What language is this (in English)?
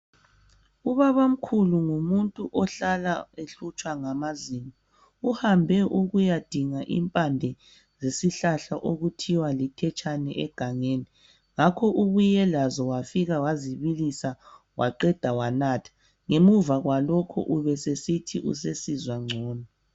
North Ndebele